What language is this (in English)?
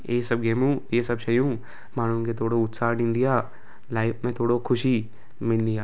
Sindhi